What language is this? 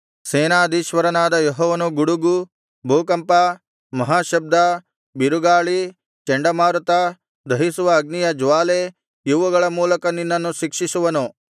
Kannada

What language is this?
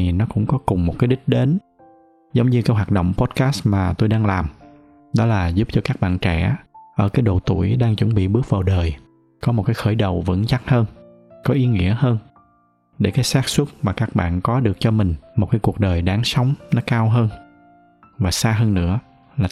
Vietnamese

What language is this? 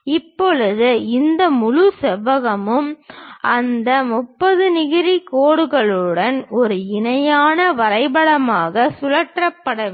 Tamil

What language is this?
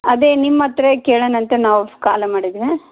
Kannada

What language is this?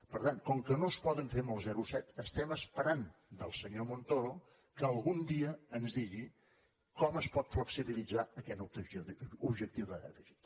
Catalan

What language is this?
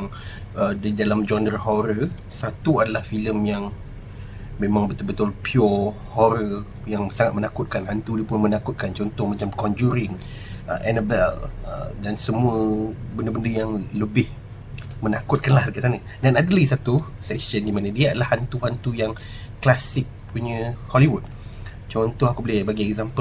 Malay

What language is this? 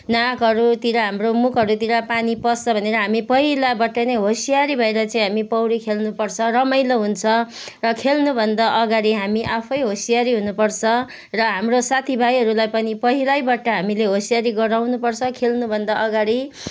Nepali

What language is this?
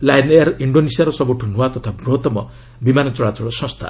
Odia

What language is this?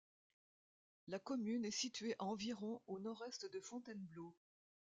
French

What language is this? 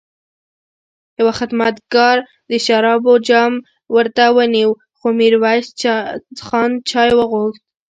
Pashto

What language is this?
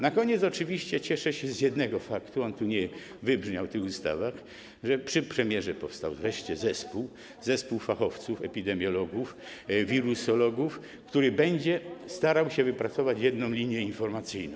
Polish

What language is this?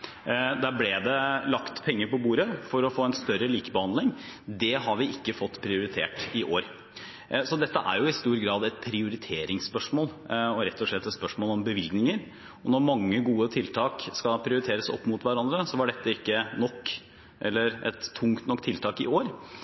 Norwegian Bokmål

